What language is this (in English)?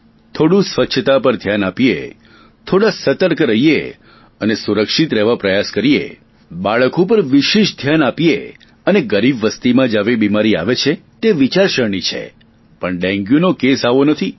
Gujarati